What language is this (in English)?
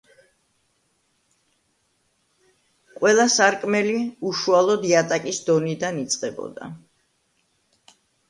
Georgian